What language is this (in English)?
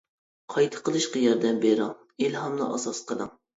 Uyghur